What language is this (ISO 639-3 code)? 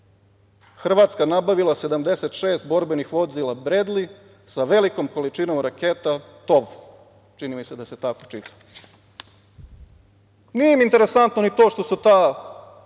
srp